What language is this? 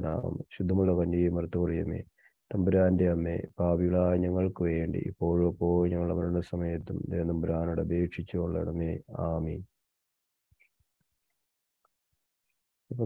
Malayalam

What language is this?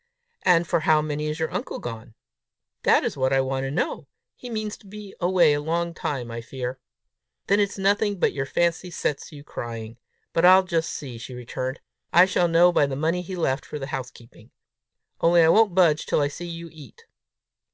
English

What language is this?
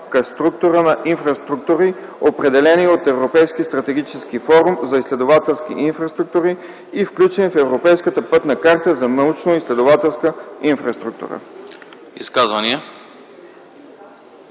Bulgarian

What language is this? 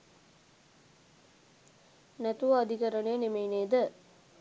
Sinhala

